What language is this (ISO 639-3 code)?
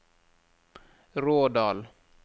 nor